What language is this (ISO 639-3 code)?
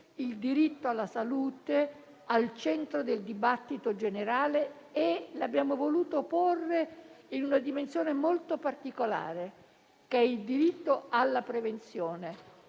ita